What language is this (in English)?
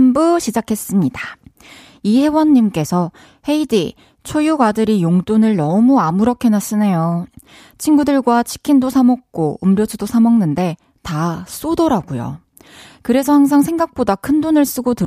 Korean